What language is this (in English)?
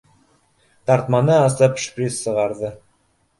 Bashkir